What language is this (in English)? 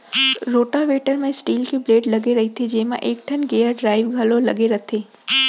Chhattisgarhi